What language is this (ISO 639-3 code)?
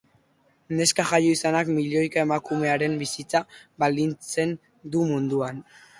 eus